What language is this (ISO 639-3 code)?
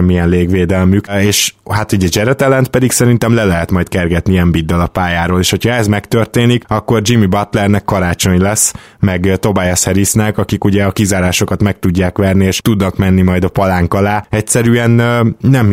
hun